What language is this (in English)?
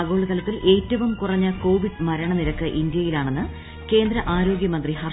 Malayalam